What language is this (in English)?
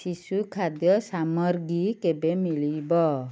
Odia